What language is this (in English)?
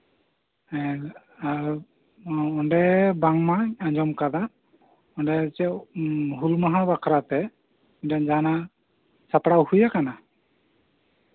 Santali